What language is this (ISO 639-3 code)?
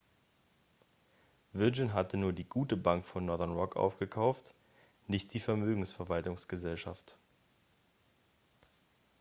deu